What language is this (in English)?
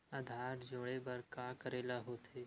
Chhattisgarhi